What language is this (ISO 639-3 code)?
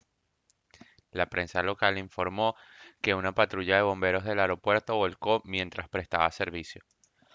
spa